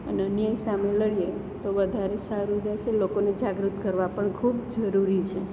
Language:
Gujarati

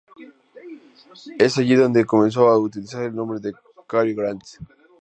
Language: Spanish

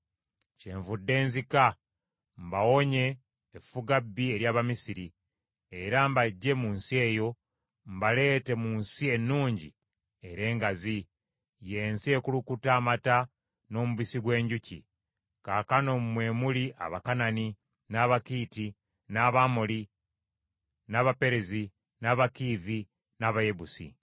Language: Ganda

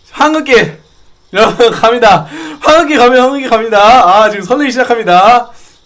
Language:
Korean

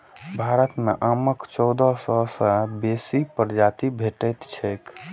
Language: Maithili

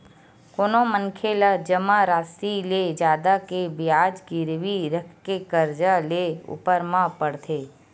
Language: Chhattisgarhi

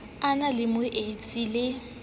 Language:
Southern Sotho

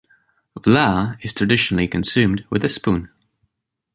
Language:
English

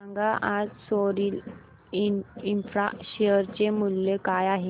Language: Marathi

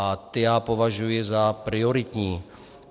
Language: Czech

